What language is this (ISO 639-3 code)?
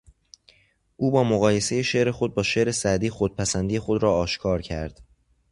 fas